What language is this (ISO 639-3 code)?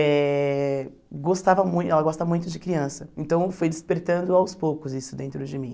por